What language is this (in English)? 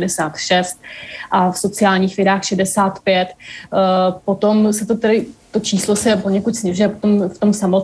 Czech